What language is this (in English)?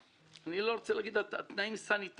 Hebrew